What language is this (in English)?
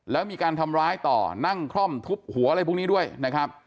Thai